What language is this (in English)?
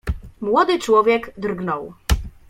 Polish